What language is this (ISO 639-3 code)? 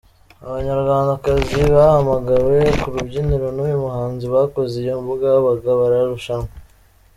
kin